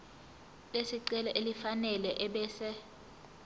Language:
Zulu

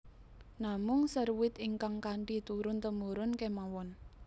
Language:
Javanese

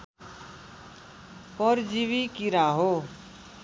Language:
Nepali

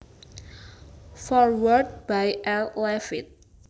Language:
Javanese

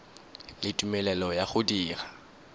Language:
Tswana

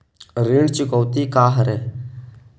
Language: Chhattisgarhi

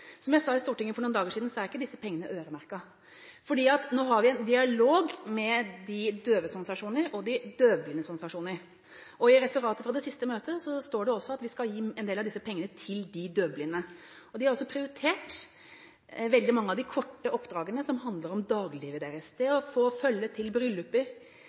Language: Norwegian Bokmål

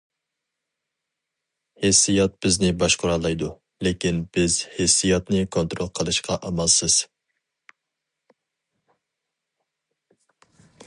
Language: Uyghur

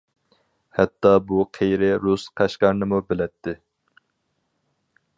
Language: Uyghur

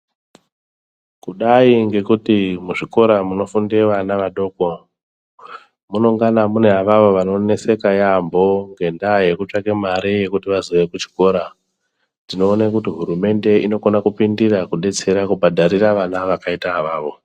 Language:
Ndau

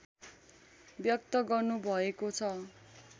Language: Nepali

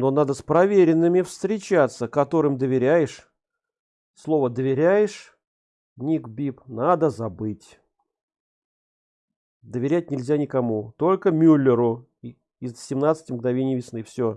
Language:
Russian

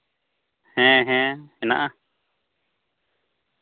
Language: Santali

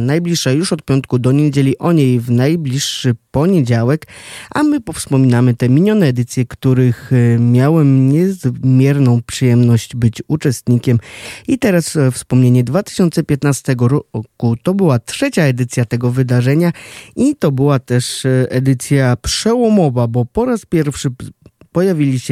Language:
Polish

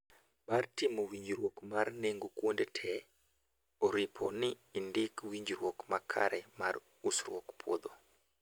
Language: Luo (Kenya and Tanzania)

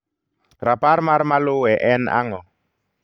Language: Luo (Kenya and Tanzania)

